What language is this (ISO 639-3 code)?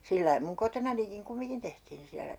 fin